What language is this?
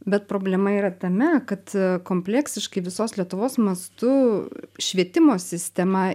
Lithuanian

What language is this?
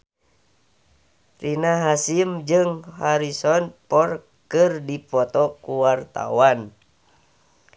Sundanese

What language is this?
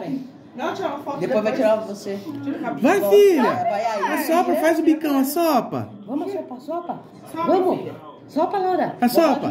Portuguese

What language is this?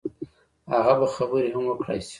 Pashto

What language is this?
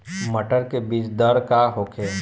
Bhojpuri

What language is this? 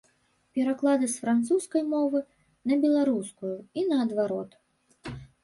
Belarusian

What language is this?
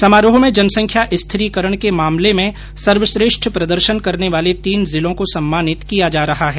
Hindi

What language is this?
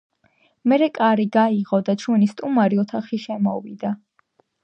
Georgian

